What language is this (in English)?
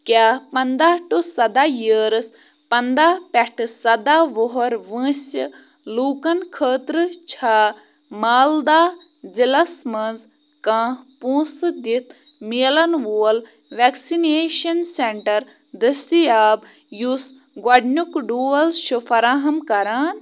Kashmiri